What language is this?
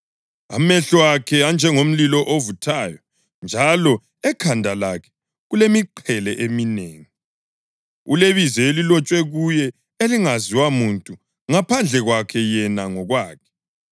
North Ndebele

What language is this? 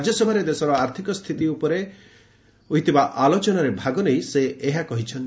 Odia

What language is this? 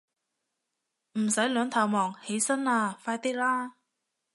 Cantonese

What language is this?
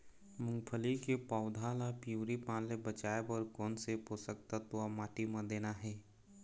Chhattisgarhi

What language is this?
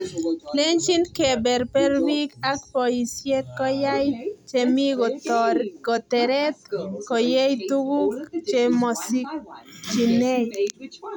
Kalenjin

